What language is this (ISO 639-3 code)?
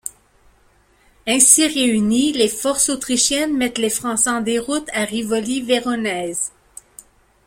fra